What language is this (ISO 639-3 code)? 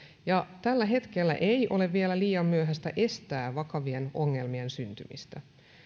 fin